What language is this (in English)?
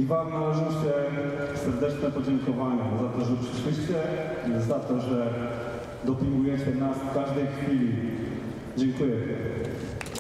Polish